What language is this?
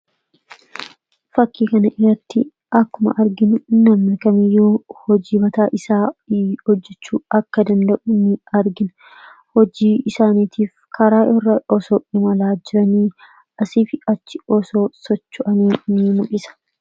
Oromo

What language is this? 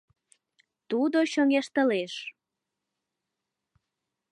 Mari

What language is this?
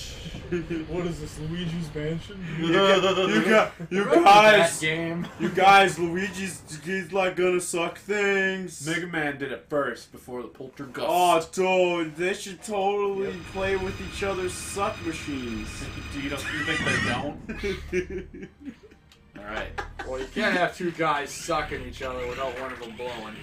English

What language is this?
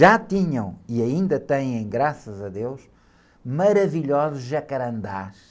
Portuguese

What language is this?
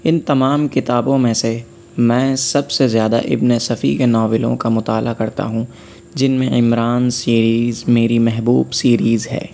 Urdu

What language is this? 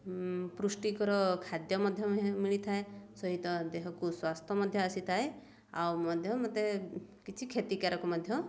Odia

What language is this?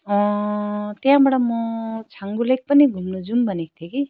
Nepali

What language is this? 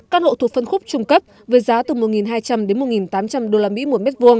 Vietnamese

